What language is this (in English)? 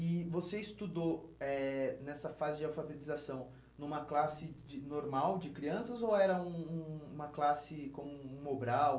Portuguese